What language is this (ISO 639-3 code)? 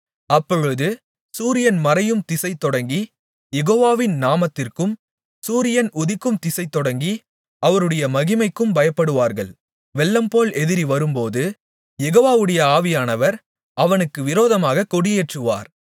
tam